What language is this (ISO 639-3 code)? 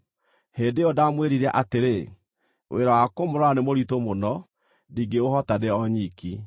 kik